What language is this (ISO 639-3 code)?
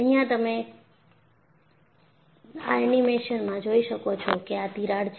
guj